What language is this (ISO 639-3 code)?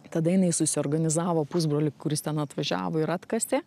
lit